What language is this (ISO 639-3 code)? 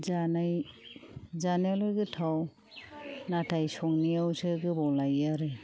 brx